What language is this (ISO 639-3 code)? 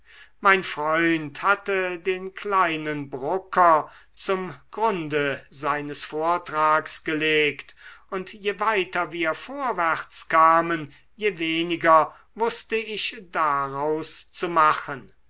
deu